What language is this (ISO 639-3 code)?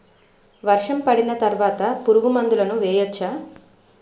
tel